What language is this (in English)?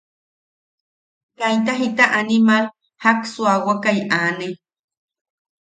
Yaqui